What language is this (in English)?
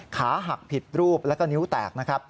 Thai